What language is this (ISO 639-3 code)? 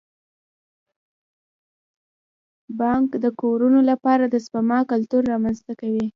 pus